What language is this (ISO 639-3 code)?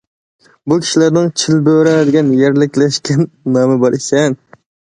uig